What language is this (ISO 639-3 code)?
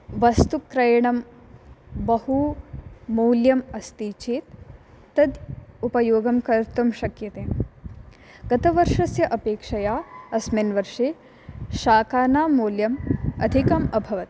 san